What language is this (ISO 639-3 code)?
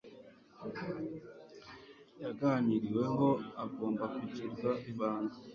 kin